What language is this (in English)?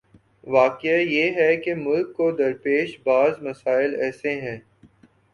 Urdu